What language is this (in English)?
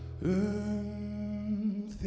Icelandic